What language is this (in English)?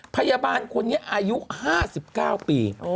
Thai